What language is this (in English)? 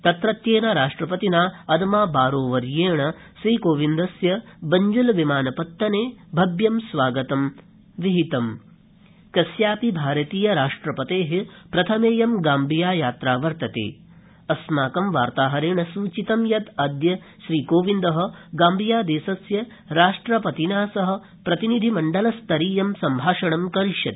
Sanskrit